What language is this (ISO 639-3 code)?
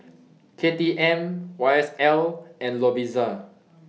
eng